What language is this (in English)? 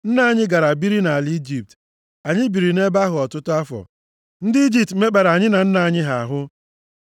Igbo